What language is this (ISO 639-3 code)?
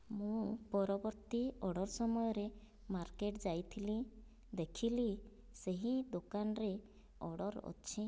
ori